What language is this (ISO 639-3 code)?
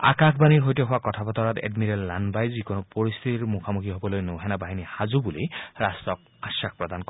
asm